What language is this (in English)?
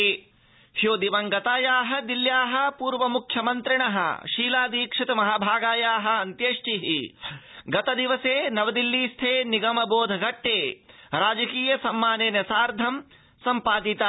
Sanskrit